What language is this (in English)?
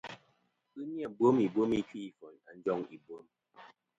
Kom